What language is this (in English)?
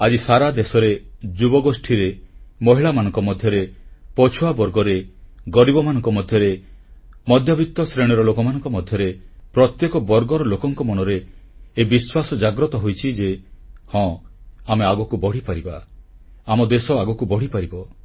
Odia